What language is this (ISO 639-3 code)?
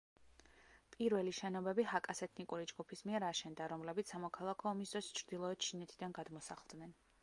kat